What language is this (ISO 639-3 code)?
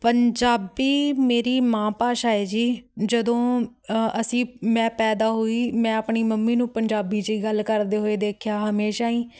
pan